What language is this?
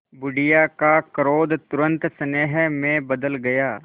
Hindi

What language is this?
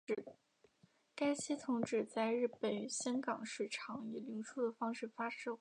Chinese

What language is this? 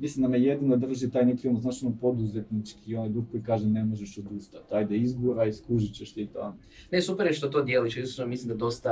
Croatian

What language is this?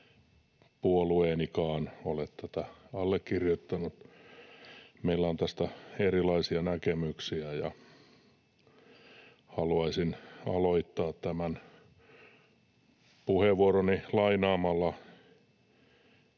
Finnish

